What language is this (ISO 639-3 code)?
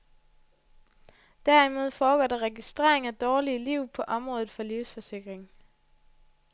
dan